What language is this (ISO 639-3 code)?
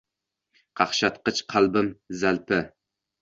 uzb